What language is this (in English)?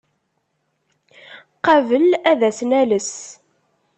Kabyle